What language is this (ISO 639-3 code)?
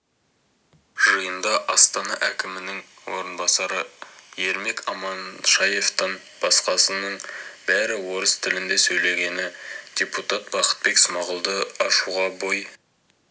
kaz